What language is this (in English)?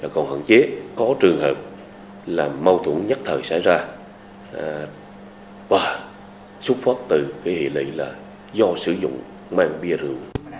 Vietnamese